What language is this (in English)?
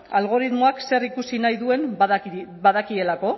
Basque